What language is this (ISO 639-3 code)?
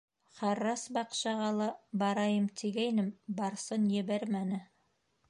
bak